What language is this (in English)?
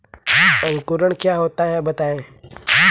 Hindi